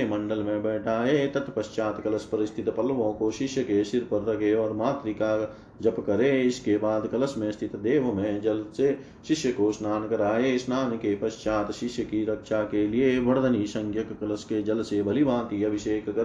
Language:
Hindi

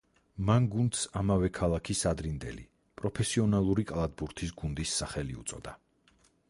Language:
Georgian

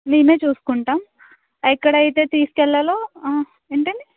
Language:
Telugu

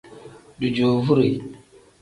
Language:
Tem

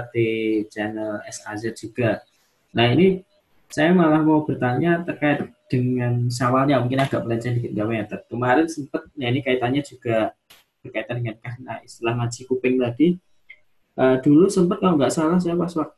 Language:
Indonesian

